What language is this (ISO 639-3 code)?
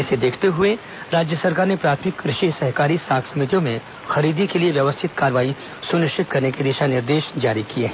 hin